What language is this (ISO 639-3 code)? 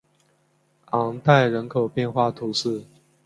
zho